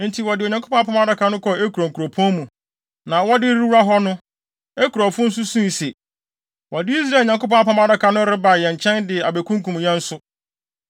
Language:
Akan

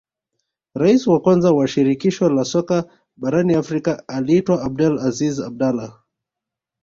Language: Swahili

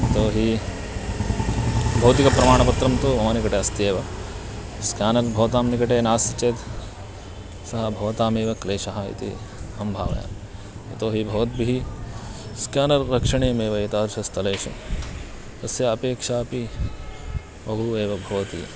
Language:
Sanskrit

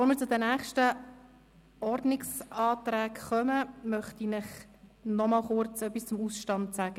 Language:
Swiss German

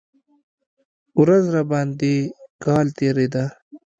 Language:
Pashto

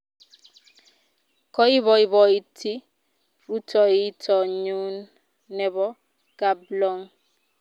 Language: Kalenjin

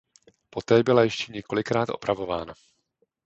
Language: Czech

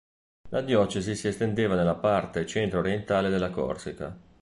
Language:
Italian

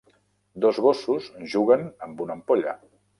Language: Catalan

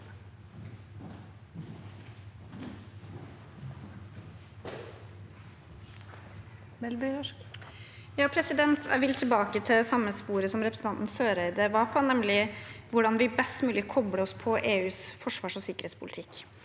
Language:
Norwegian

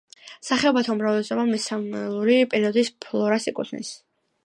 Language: Georgian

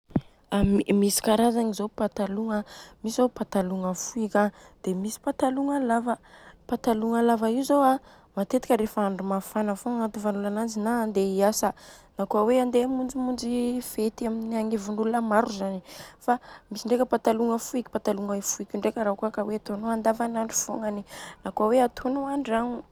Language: Southern Betsimisaraka Malagasy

